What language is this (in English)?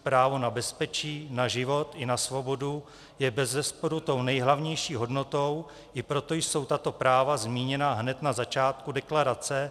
Czech